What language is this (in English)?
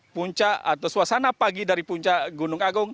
Indonesian